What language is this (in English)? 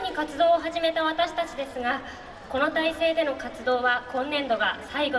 Japanese